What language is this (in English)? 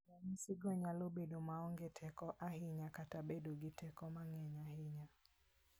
Luo (Kenya and Tanzania)